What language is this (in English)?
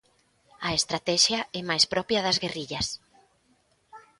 Galician